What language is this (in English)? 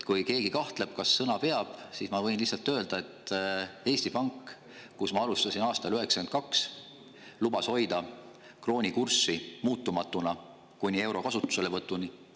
Estonian